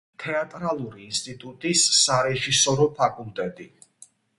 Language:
Georgian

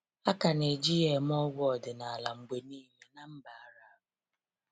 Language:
Igbo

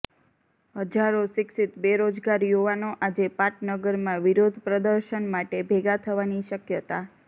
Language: Gujarati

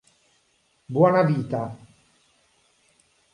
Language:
Italian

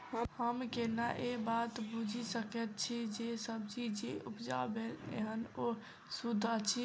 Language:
Maithili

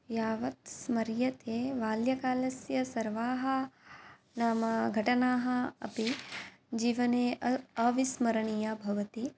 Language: Sanskrit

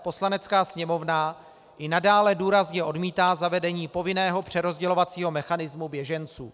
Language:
Czech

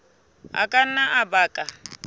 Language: Southern Sotho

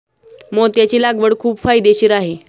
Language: Marathi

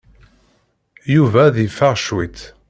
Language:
Kabyle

